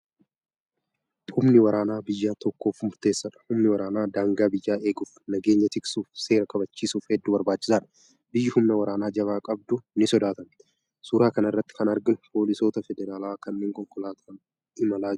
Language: Oromo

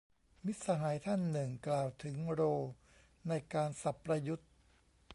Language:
Thai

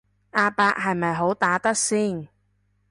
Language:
Cantonese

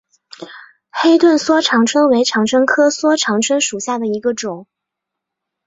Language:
Chinese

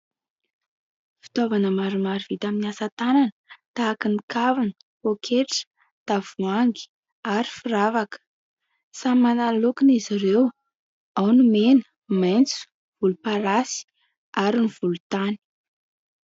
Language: Malagasy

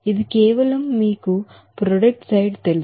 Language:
Telugu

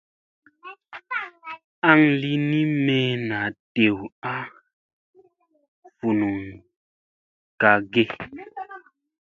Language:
Musey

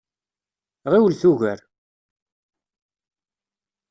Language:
Kabyle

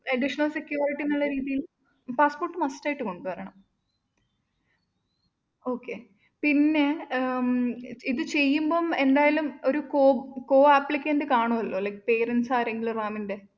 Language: Malayalam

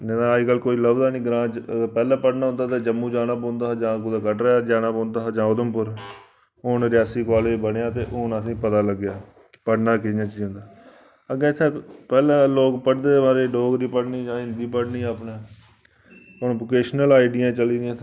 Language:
Dogri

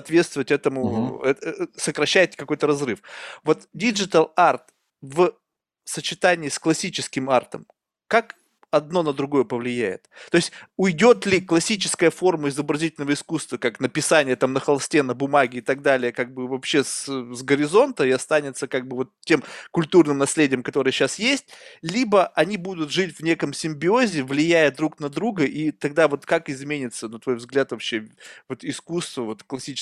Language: Russian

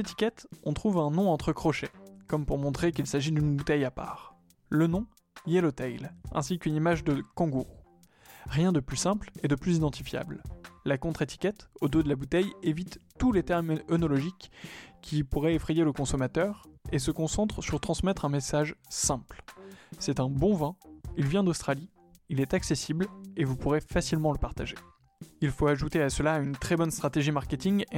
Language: French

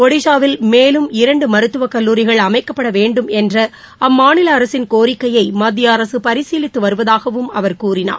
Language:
Tamil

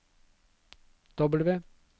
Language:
Norwegian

